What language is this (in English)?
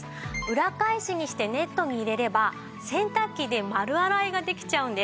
Japanese